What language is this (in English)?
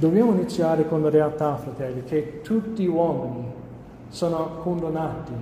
Italian